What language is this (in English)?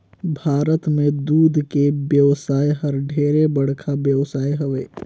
Chhattisgarhi